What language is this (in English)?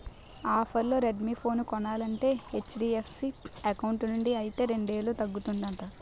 Telugu